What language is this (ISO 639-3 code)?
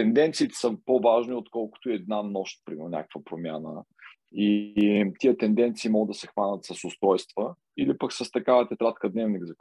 bul